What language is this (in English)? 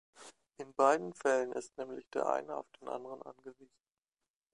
German